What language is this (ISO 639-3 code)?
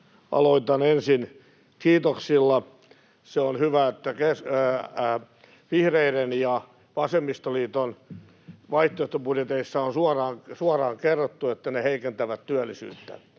fin